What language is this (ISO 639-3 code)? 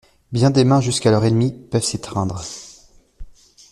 fra